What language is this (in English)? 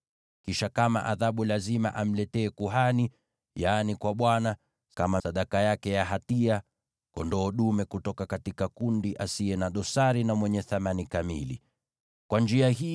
Swahili